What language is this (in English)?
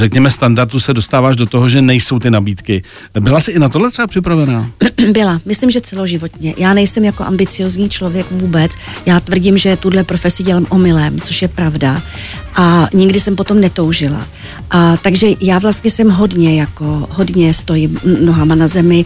Czech